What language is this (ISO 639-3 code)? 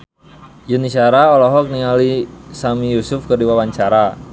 sun